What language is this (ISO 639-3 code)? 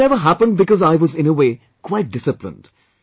eng